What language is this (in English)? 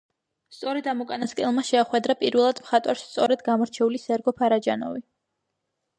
Georgian